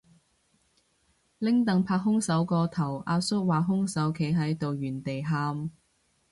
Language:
Cantonese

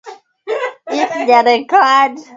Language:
Swahili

